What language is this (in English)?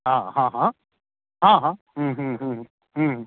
Maithili